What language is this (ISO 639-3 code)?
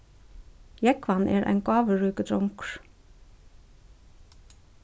fao